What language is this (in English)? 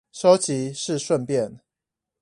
Chinese